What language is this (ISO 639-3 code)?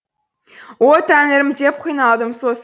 kaz